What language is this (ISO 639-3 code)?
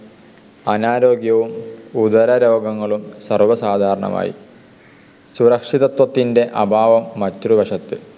mal